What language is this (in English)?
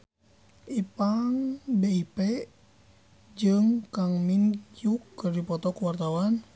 Sundanese